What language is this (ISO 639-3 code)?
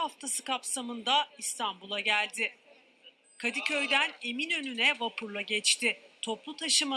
tur